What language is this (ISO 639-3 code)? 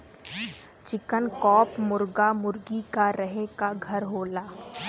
bho